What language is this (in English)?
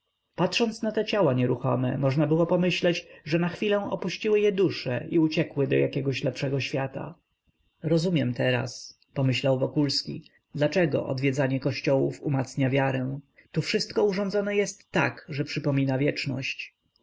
Polish